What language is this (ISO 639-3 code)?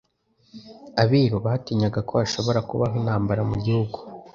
kin